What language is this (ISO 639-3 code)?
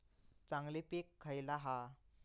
mar